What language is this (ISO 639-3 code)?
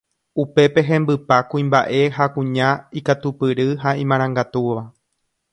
grn